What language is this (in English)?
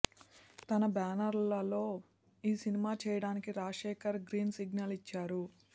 Telugu